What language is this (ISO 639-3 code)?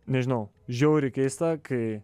lit